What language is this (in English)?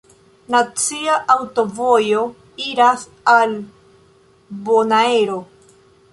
Esperanto